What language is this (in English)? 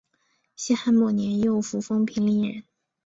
Chinese